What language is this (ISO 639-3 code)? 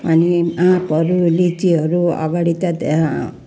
nep